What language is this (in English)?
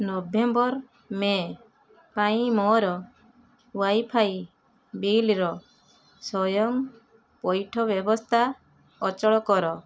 Odia